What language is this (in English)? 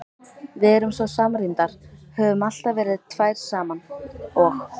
Icelandic